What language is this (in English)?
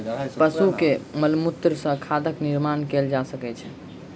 Maithili